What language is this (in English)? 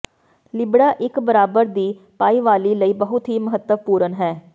Punjabi